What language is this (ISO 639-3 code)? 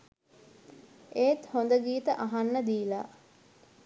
sin